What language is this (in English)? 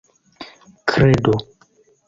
Esperanto